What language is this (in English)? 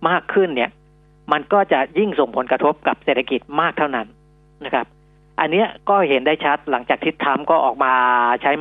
Thai